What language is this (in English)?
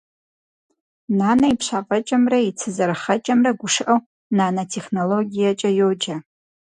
Kabardian